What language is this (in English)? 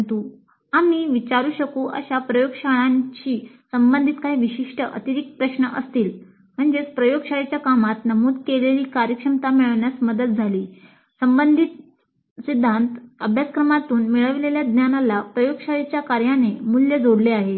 Marathi